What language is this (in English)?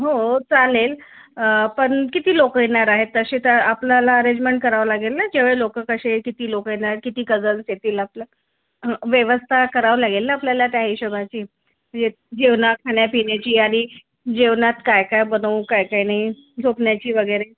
Marathi